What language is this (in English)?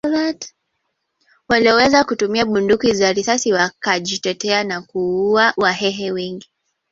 Swahili